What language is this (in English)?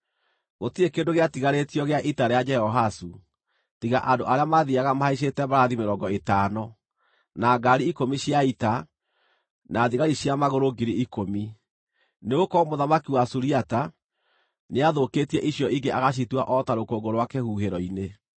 Kikuyu